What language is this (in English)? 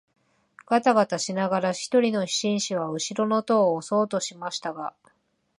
Japanese